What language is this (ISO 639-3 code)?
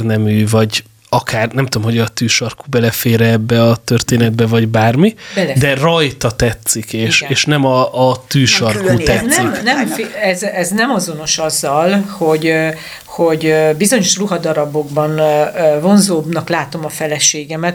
hun